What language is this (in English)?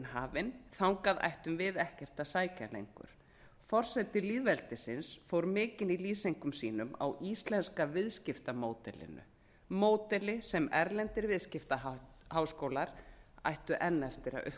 Icelandic